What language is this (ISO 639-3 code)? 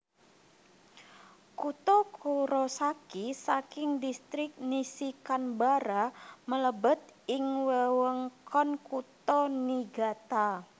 jav